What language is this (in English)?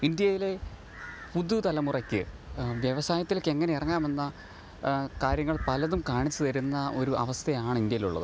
Malayalam